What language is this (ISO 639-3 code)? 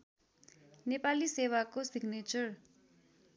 nep